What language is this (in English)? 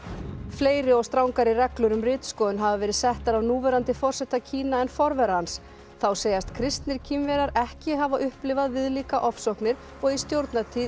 Icelandic